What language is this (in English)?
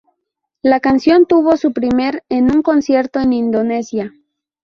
Spanish